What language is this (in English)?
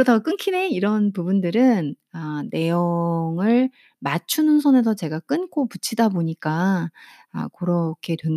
Korean